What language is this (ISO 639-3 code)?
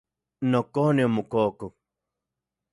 ncx